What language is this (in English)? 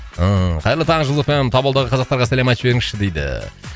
Kazakh